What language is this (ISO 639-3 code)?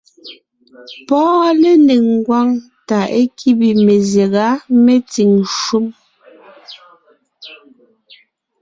nnh